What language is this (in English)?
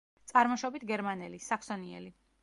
Georgian